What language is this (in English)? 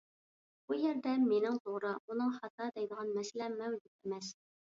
Uyghur